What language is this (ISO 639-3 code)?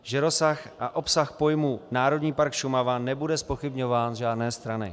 ces